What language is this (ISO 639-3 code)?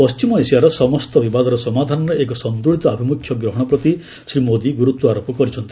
ori